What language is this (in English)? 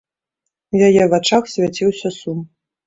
Belarusian